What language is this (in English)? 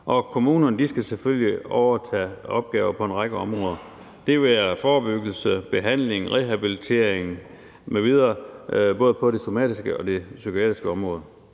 Danish